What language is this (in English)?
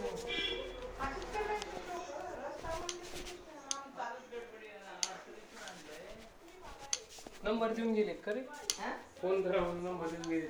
Marathi